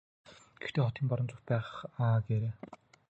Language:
Mongolian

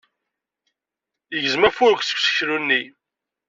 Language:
Kabyle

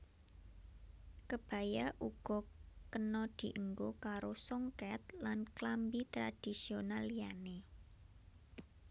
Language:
Javanese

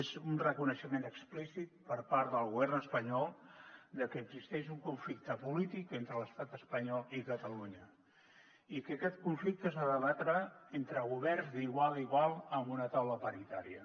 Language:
Catalan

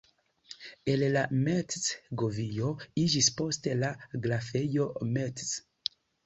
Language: Esperanto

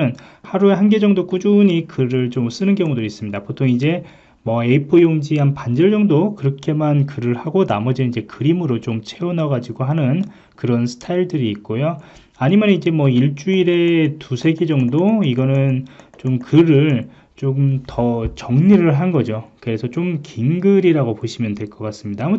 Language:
Korean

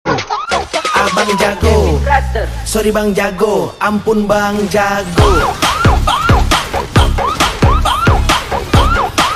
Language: Indonesian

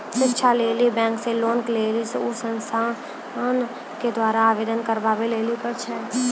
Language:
Maithili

